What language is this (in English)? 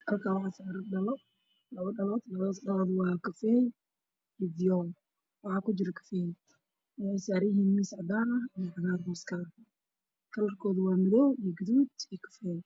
Somali